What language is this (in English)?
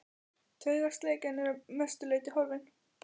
Icelandic